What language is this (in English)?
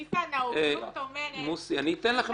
Hebrew